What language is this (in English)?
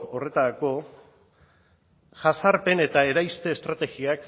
Basque